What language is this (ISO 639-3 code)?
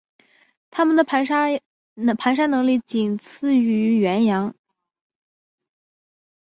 zho